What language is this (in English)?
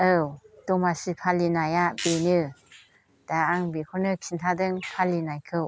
Bodo